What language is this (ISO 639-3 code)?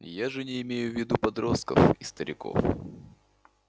rus